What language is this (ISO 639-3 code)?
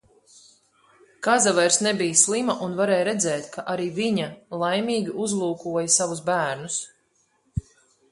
lav